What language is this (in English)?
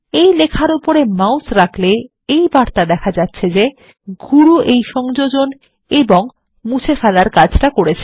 Bangla